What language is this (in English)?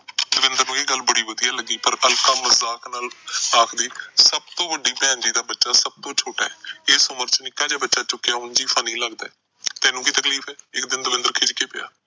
Punjabi